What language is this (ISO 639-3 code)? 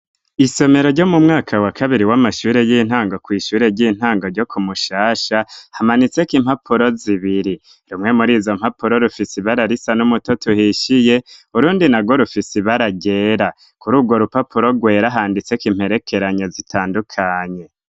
run